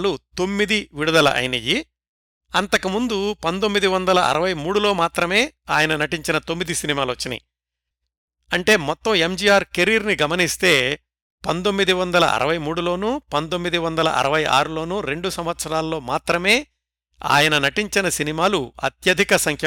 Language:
Telugu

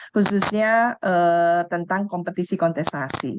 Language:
Indonesian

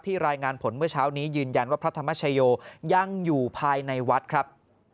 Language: Thai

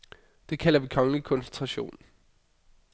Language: Danish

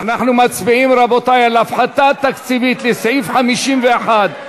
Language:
Hebrew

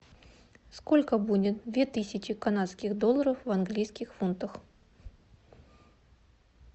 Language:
Russian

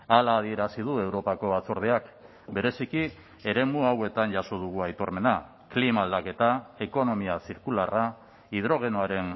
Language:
Basque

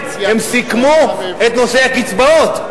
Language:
Hebrew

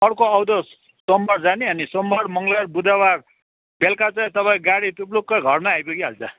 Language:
Nepali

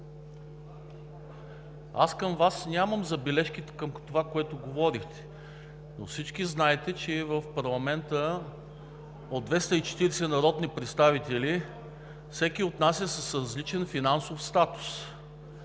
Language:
Bulgarian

